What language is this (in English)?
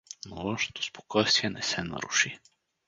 Bulgarian